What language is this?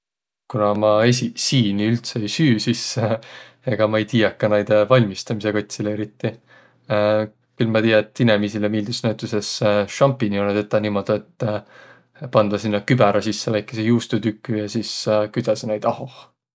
Võro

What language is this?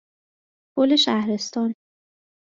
Persian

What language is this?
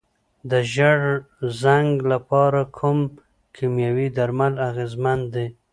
Pashto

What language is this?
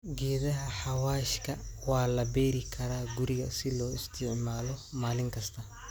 Somali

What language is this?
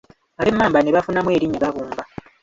Ganda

